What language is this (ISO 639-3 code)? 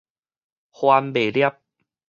nan